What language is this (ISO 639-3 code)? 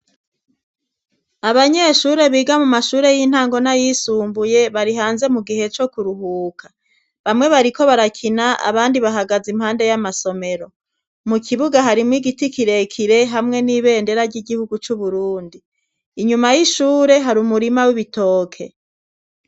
run